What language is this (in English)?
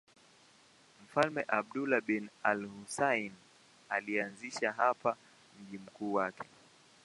Swahili